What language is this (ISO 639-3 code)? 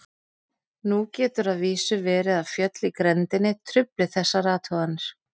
isl